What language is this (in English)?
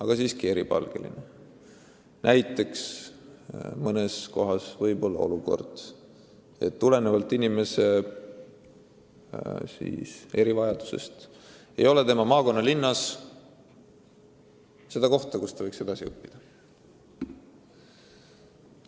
Estonian